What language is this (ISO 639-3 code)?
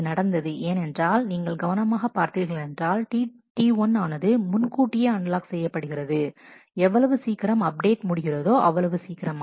tam